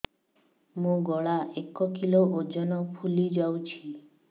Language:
Odia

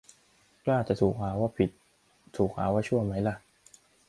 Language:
Thai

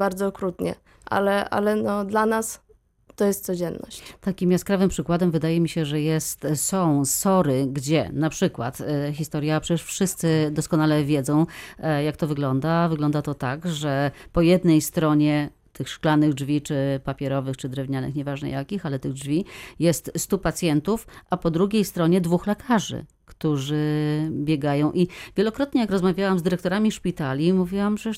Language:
Polish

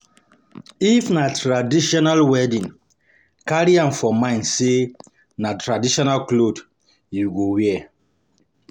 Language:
Nigerian Pidgin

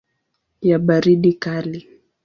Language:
Swahili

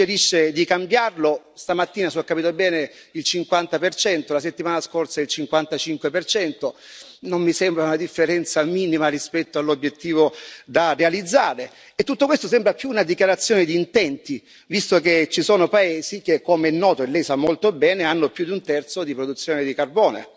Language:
Italian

